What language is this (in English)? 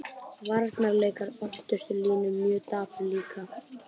Icelandic